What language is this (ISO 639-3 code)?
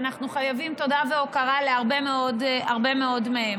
heb